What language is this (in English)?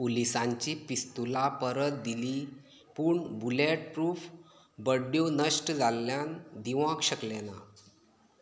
Konkani